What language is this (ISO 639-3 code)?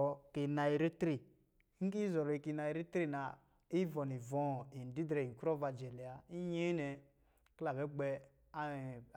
mgi